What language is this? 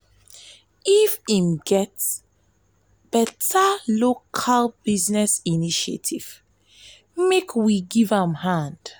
Nigerian Pidgin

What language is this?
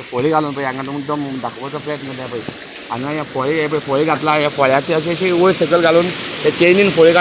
Thai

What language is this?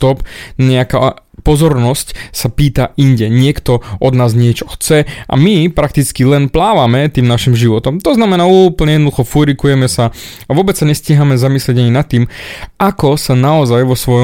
Slovak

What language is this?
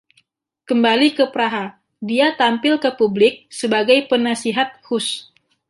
Indonesian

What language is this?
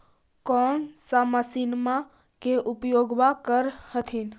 Magahi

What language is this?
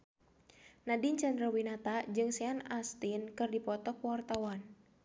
Sundanese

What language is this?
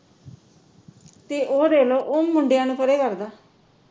Punjabi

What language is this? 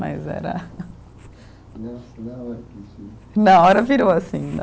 Portuguese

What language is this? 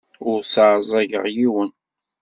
Kabyle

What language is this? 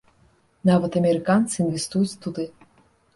Belarusian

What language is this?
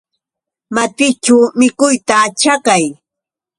Yauyos Quechua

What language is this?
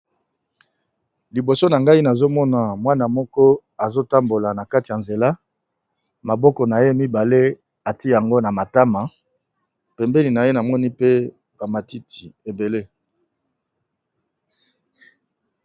Lingala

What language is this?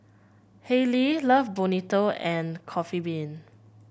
English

